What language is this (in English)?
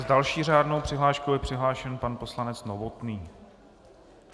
Czech